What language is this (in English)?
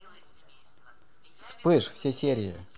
Russian